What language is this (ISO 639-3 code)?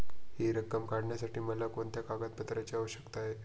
mar